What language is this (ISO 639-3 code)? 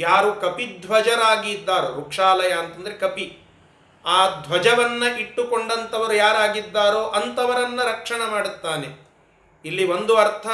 kan